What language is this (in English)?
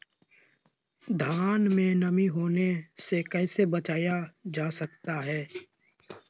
Magahi